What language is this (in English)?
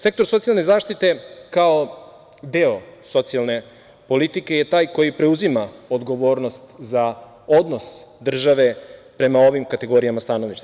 Serbian